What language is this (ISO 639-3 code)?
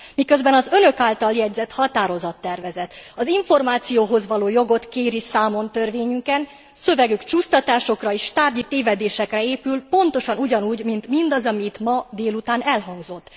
hun